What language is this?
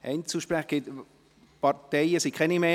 Swiss German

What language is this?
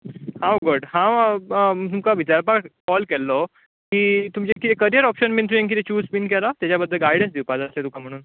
Konkani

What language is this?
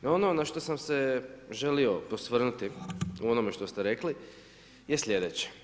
Croatian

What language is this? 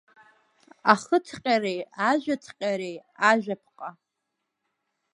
Abkhazian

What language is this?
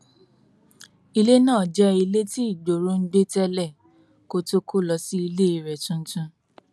Yoruba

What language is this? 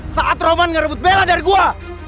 Indonesian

